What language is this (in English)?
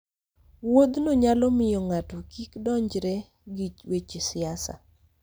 Luo (Kenya and Tanzania)